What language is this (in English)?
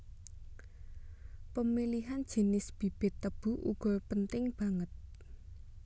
Javanese